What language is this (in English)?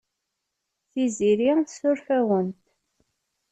Kabyle